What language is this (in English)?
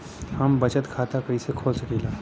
Bhojpuri